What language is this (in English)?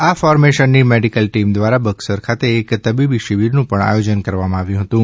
Gujarati